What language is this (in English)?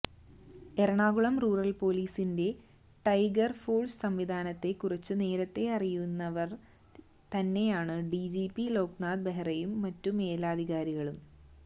Malayalam